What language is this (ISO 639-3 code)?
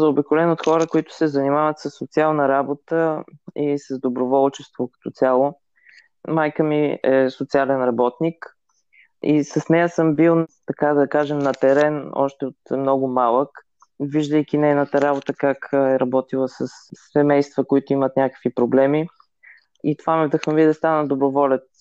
bul